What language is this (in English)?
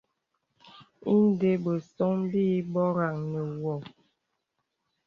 Bebele